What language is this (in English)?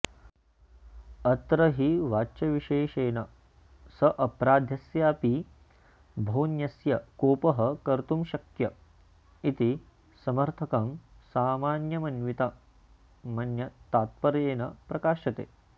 Sanskrit